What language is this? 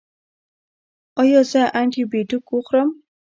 Pashto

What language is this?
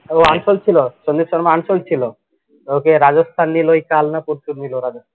Bangla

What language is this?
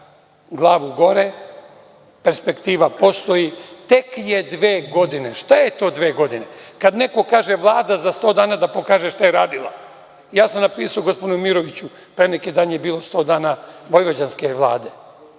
Serbian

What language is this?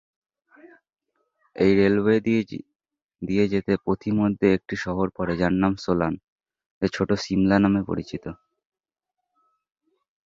Bangla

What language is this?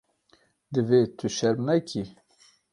Kurdish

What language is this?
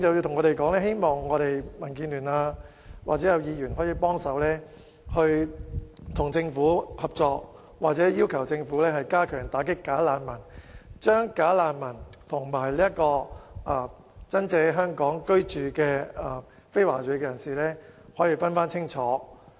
Cantonese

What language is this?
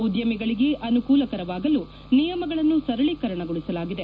Kannada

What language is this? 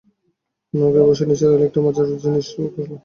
Bangla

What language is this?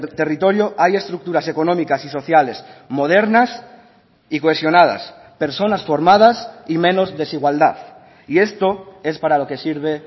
Spanish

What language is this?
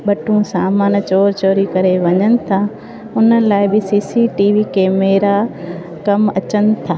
Sindhi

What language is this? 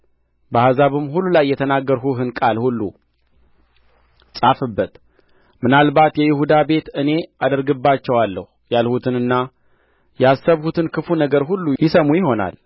Amharic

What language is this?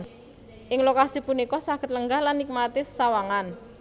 Javanese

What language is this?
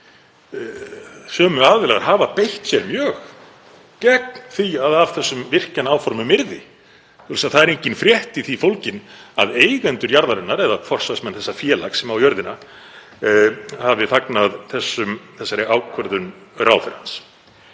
Icelandic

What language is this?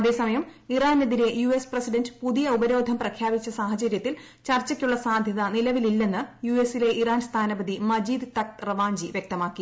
Malayalam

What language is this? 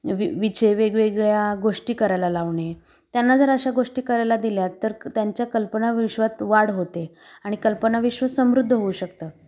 Marathi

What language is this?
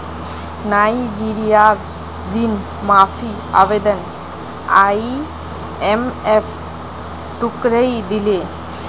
Magahi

